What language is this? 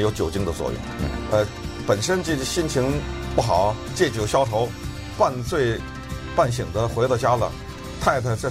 Chinese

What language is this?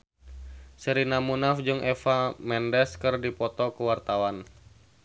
Sundanese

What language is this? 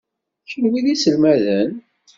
Kabyle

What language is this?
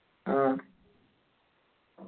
Malayalam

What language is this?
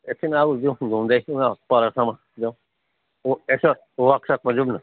Nepali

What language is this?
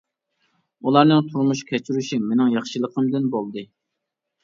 Uyghur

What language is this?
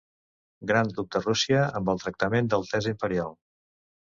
Catalan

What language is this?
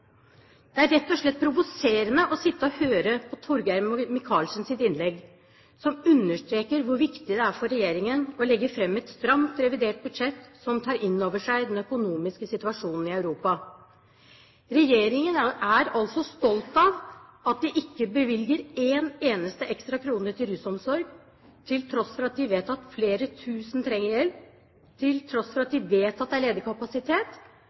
Norwegian Bokmål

